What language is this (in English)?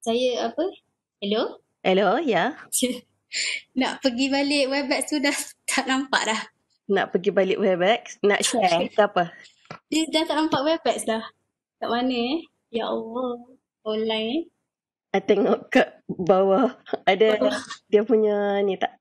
Malay